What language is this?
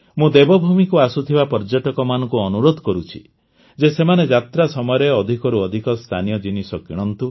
Odia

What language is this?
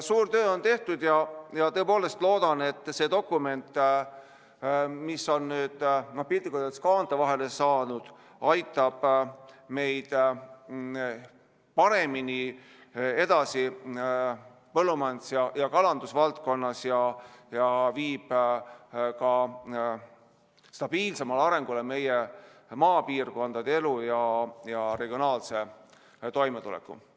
Estonian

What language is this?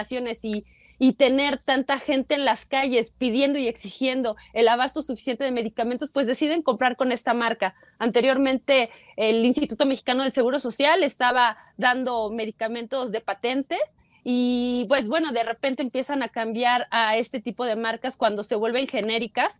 Spanish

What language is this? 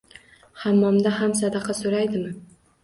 Uzbek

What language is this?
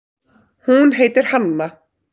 Icelandic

